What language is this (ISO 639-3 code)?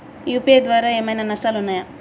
tel